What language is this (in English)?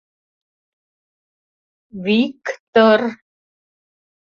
Mari